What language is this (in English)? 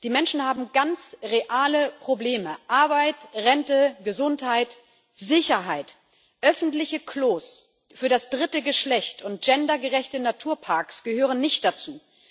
German